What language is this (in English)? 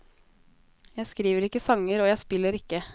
Norwegian